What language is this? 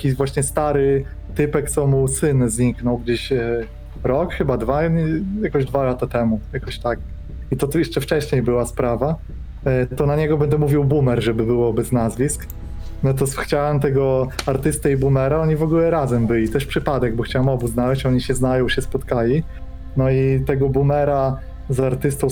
Polish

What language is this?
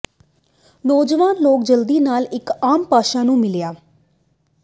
Punjabi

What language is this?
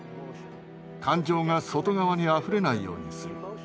Japanese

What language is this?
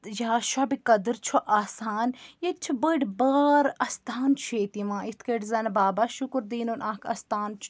Kashmiri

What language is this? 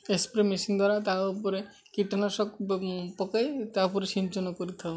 Odia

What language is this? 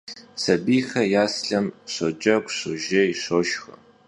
Kabardian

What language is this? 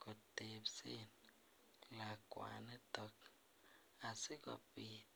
Kalenjin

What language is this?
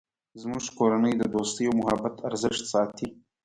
Pashto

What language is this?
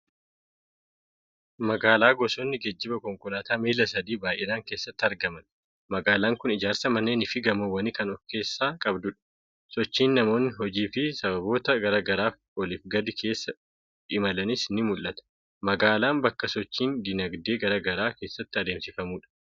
Oromo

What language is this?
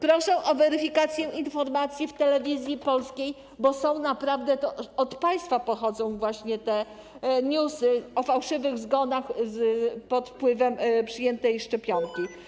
Polish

